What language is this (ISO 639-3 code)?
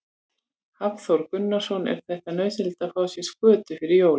isl